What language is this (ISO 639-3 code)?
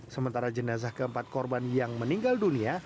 ind